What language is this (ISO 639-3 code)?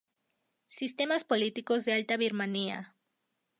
spa